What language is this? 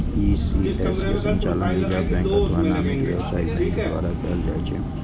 Maithili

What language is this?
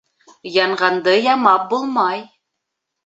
Bashkir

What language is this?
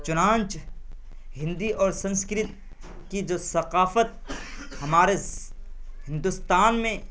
Urdu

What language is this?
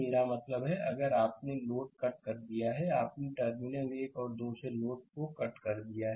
Hindi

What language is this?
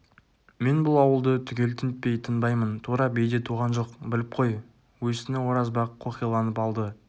Kazakh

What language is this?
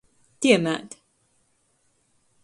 Latgalian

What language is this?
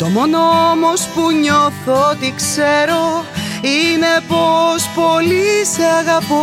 Greek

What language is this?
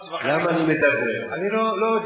Hebrew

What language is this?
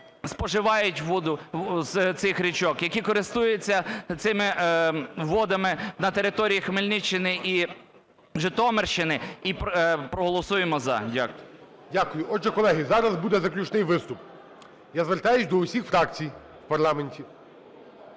Ukrainian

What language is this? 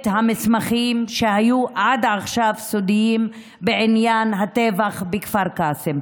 Hebrew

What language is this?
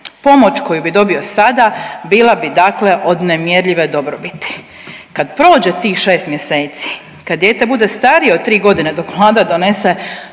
Croatian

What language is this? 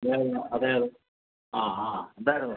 Malayalam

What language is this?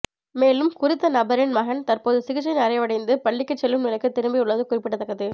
Tamil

